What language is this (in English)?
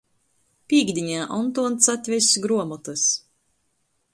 Latgalian